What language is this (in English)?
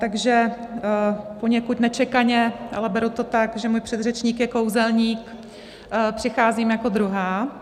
Czech